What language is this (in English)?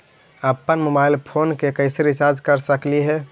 Magahi